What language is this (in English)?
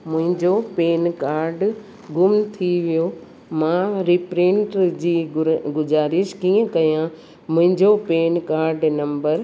Sindhi